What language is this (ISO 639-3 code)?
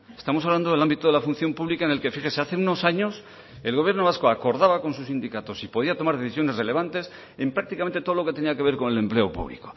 spa